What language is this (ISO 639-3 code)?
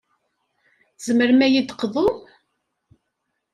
kab